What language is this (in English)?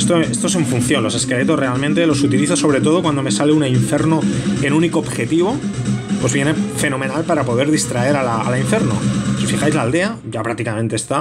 Spanish